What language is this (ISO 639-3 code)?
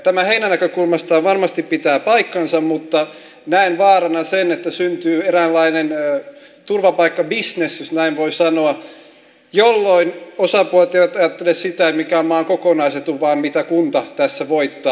fin